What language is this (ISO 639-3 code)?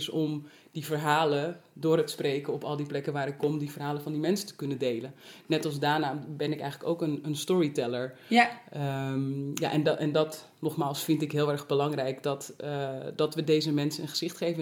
nld